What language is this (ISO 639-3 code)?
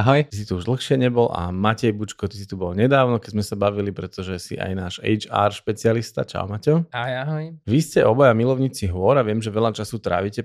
slk